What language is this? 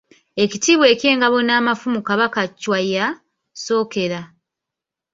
Ganda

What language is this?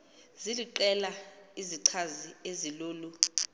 Xhosa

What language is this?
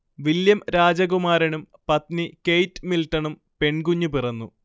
Malayalam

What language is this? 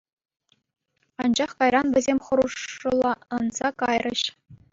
Chuvash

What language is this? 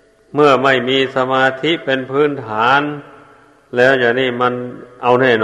Thai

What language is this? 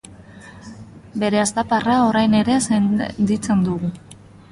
Basque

